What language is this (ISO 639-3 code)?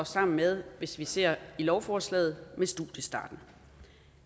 dan